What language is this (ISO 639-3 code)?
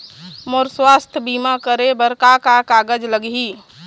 hne